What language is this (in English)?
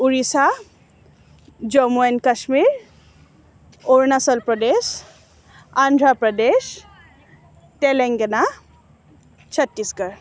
Assamese